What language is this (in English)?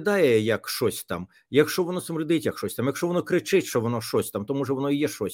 Ukrainian